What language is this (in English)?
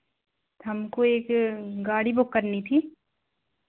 Hindi